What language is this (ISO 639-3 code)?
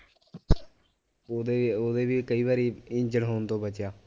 pan